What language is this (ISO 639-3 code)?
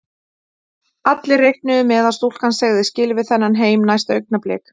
isl